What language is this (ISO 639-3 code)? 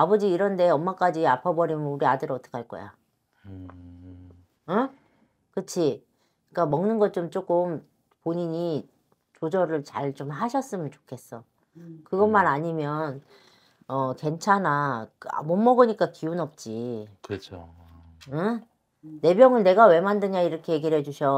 kor